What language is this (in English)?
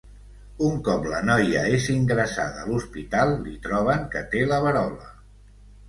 Catalan